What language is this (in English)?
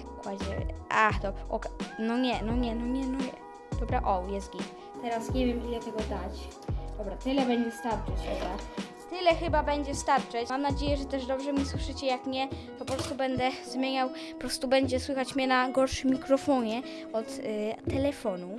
Polish